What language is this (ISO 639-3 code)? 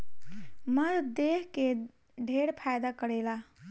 bho